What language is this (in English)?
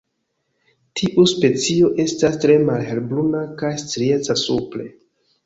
Esperanto